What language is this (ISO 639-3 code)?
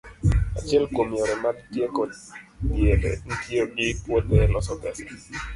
luo